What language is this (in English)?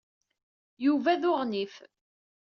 Kabyle